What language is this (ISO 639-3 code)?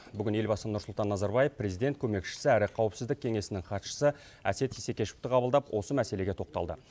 kaz